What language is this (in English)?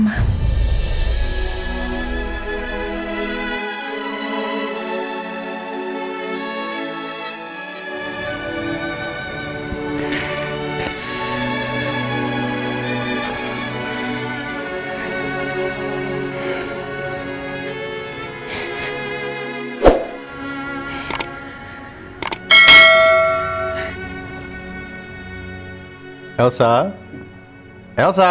Indonesian